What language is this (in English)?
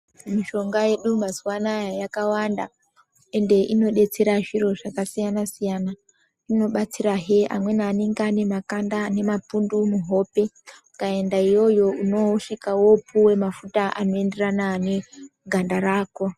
Ndau